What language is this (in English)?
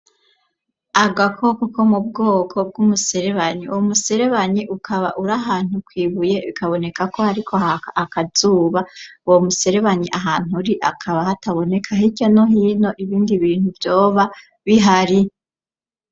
Rundi